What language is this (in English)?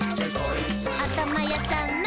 Japanese